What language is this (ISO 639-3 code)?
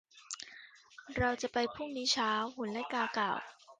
tha